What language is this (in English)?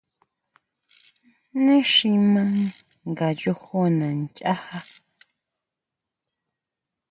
Huautla Mazatec